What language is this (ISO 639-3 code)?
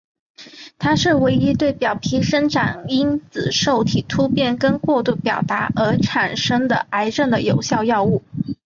zho